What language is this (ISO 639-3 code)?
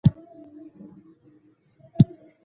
pus